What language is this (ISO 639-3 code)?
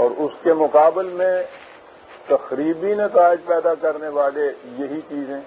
hin